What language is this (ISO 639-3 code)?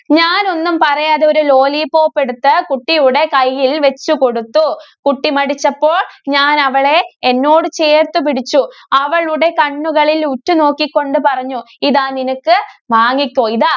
mal